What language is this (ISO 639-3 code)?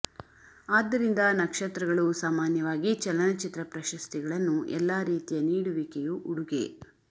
kan